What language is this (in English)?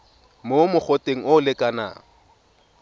Tswana